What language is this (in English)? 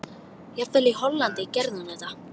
Icelandic